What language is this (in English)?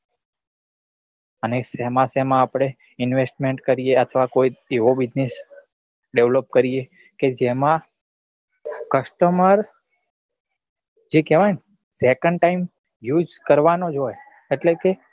Gujarati